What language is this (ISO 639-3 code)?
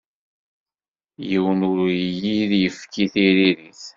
kab